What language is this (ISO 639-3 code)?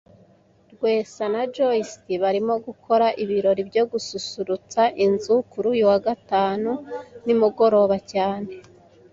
kin